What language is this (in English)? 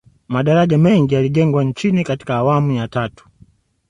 Swahili